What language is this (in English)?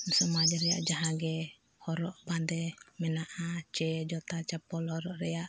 Santali